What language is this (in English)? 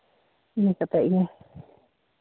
Santali